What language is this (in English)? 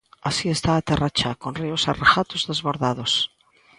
Galician